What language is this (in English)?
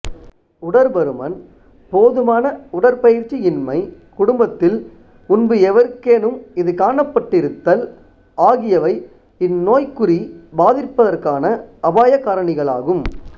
Tamil